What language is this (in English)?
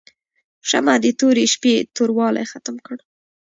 Pashto